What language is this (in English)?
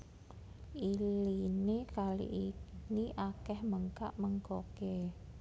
Javanese